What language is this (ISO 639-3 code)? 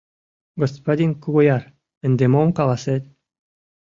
chm